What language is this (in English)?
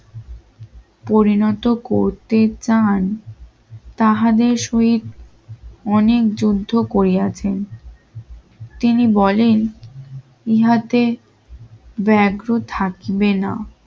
Bangla